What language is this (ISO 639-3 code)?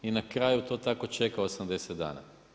hrv